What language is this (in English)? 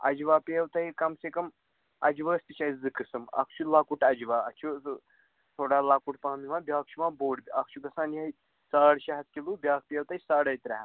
Kashmiri